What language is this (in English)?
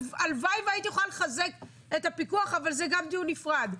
Hebrew